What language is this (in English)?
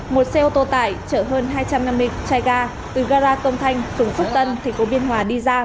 Vietnamese